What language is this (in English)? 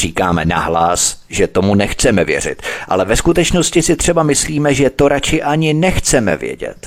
Czech